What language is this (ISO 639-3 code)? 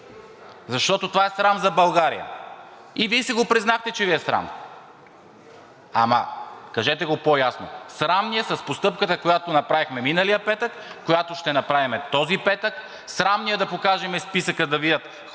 bul